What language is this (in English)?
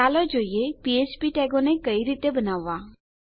Gujarati